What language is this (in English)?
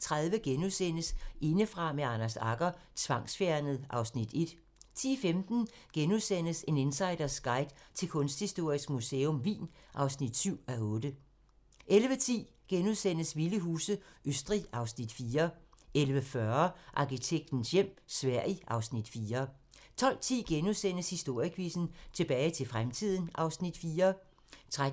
Danish